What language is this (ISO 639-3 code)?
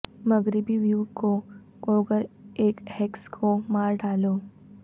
urd